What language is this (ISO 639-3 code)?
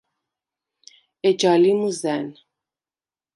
sva